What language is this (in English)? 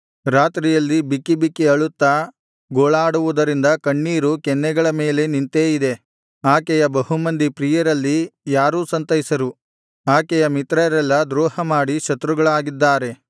Kannada